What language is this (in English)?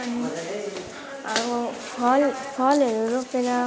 Nepali